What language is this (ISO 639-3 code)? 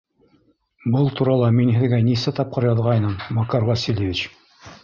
bak